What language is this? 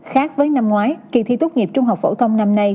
Vietnamese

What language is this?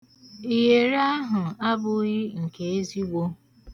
Igbo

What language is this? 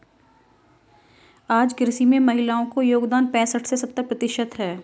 Hindi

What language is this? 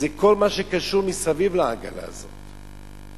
Hebrew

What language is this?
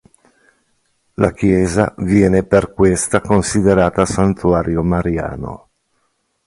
Italian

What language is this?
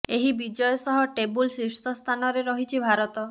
Odia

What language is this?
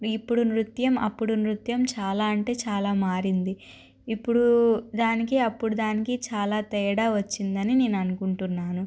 Telugu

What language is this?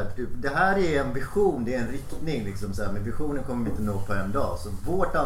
Swedish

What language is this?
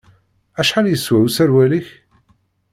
Kabyle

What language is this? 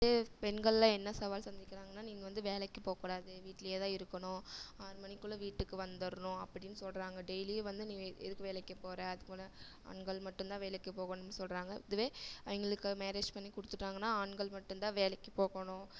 Tamil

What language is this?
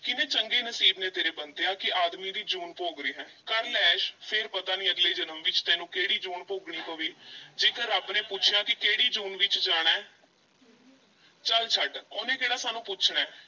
Punjabi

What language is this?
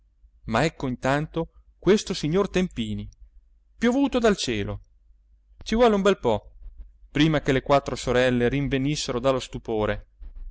Italian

